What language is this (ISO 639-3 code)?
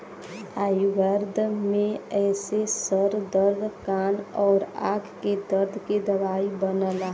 bho